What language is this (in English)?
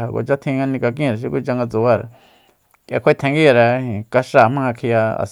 Soyaltepec Mazatec